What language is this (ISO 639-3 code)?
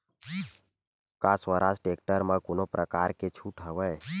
hne